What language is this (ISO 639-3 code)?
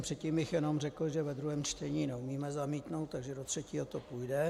ces